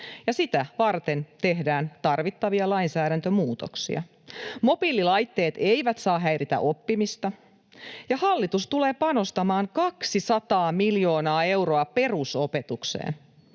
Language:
Finnish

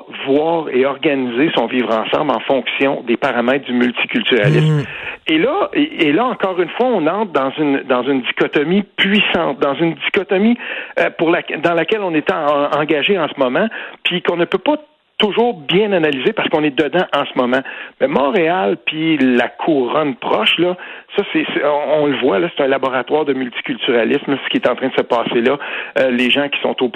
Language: French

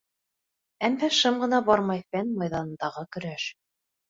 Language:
Bashkir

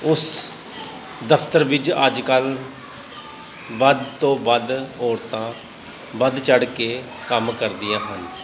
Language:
Punjabi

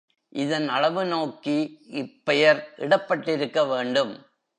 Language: Tamil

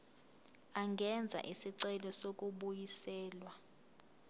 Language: Zulu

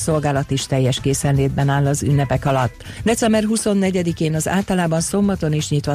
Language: Hungarian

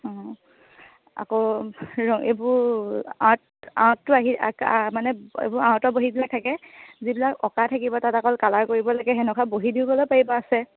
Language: Assamese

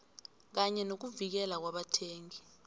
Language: South Ndebele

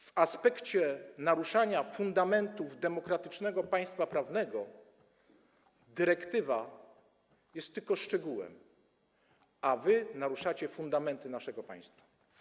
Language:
Polish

